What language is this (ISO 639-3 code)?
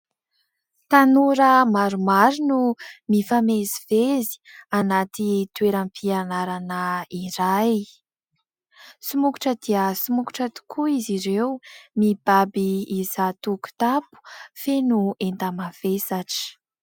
mlg